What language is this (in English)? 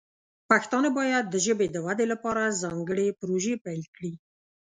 Pashto